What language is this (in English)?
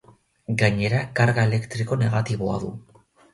Basque